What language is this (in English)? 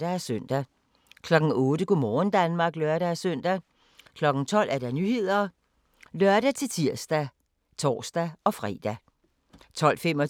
Danish